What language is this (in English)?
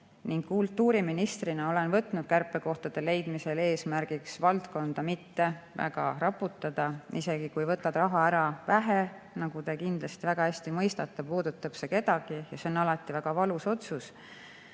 Estonian